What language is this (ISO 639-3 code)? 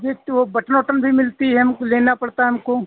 hin